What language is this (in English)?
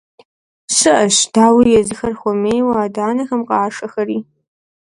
Kabardian